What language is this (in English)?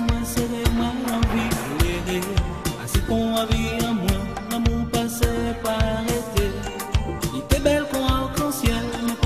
Romanian